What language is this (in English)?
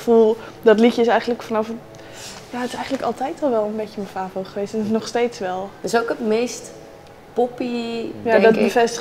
Dutch